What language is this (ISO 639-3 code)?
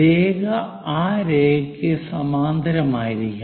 mal